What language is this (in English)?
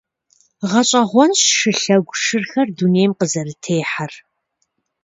Kabardian